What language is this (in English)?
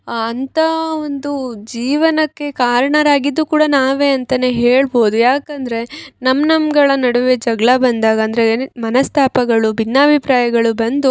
Kannada